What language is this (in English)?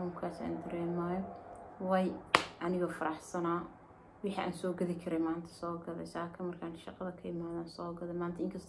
Arabic